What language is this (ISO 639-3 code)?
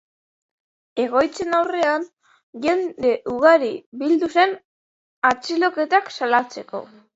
eus